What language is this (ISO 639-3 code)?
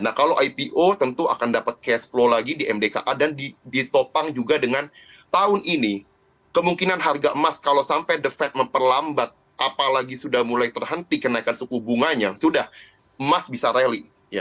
ind